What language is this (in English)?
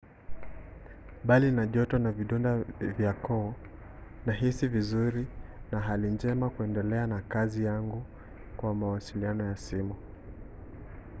Swahili